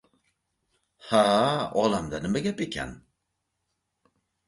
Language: Uzbek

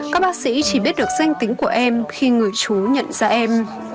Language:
Vietnamese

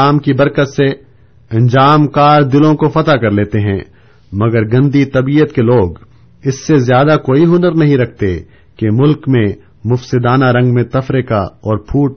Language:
Urdu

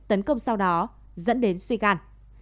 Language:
Vietnamese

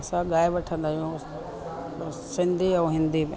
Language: Sindhi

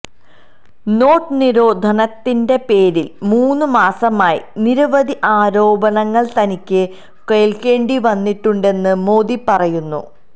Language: Malayalam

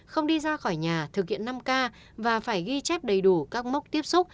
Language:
Vietnamese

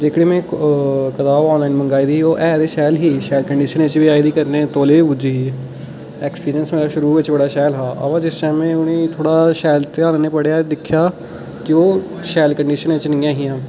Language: Dogri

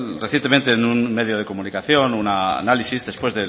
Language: Spanish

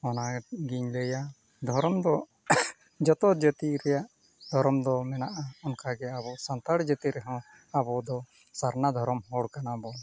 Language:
Santali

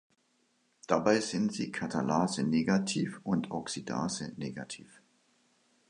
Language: German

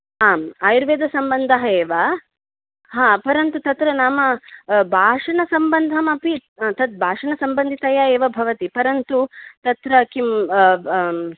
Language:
Sanskrit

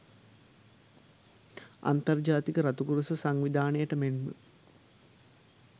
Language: Sinhala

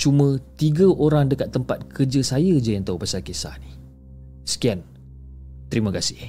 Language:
Malay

